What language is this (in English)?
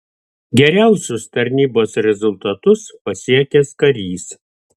Lithuanian